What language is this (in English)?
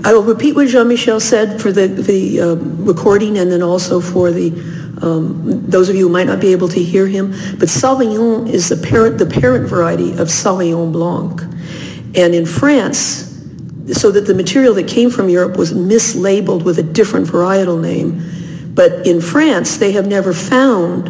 English